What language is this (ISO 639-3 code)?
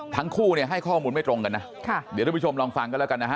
tha